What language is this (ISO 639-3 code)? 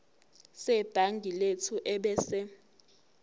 zul